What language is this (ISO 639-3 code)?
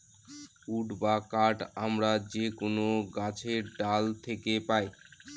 ben